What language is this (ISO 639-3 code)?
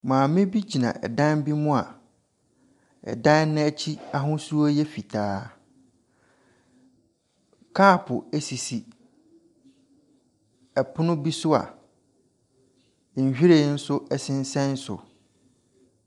aka